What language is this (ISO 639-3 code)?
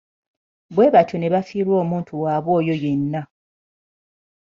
lug